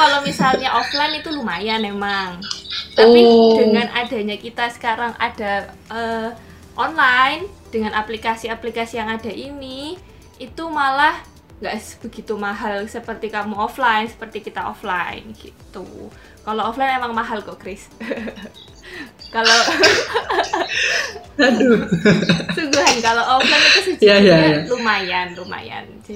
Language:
Indonesian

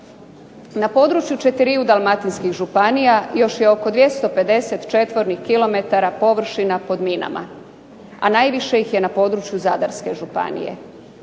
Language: Croatian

